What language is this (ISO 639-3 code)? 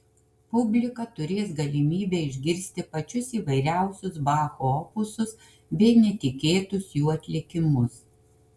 lit